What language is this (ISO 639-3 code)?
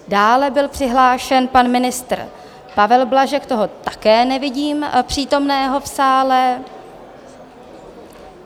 ces